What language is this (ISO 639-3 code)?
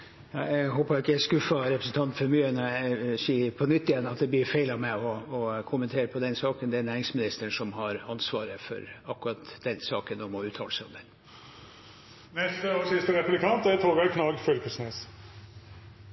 nor